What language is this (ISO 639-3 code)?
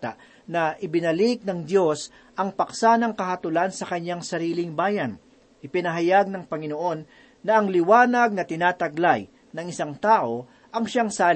fil